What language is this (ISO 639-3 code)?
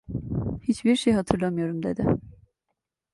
tur